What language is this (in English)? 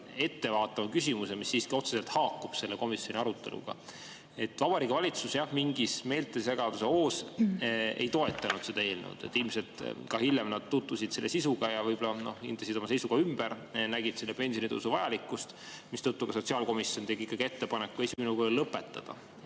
Estonian